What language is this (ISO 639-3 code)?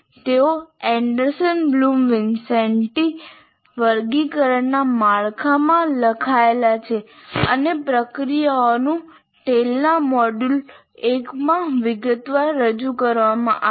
guj